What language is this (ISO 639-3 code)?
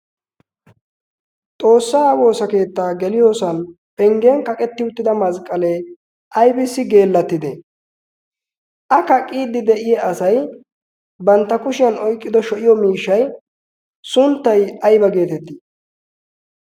wal